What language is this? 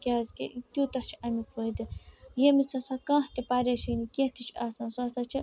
Kashmiri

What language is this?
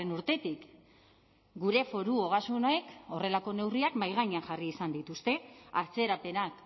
Basque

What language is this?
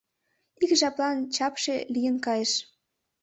Mari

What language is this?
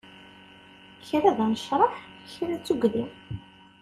Kabyle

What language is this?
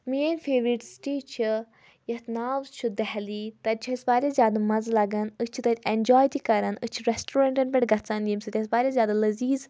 Kashmiri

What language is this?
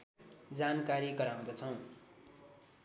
Nepali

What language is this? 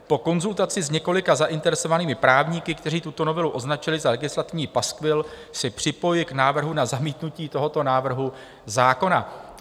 Czech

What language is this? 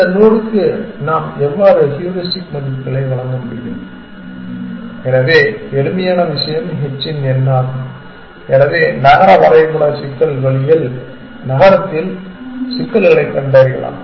Tamil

